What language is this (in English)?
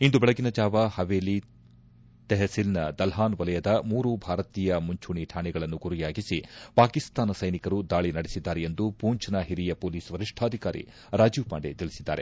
Kannada